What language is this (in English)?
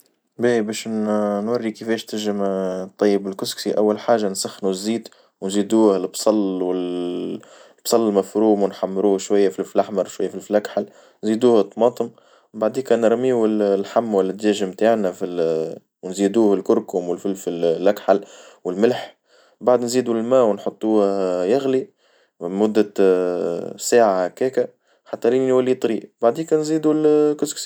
Tunisian Arabic